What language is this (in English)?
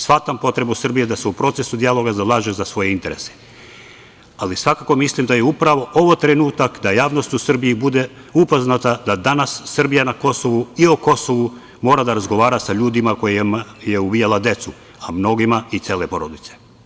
Serbian